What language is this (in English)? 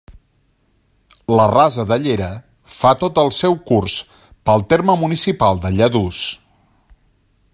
Catalan